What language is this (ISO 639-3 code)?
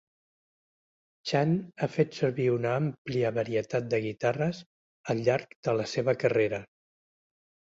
cat